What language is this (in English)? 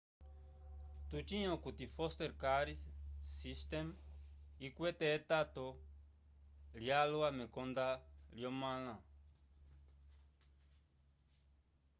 Umbundu